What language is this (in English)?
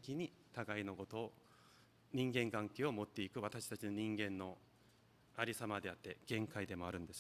Japanese